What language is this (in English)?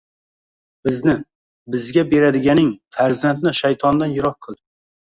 Uzbek